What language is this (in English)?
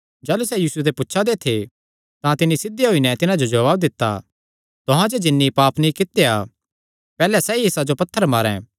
Kangri